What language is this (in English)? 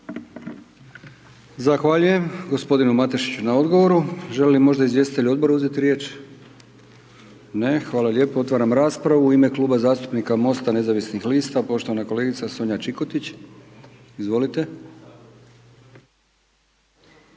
Croatian